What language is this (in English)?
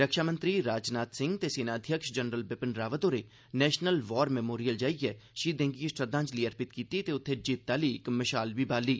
Dogri